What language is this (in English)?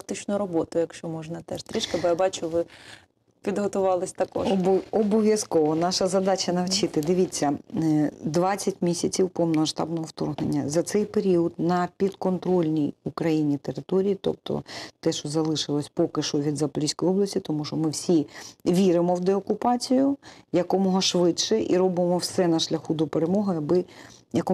Ukrainian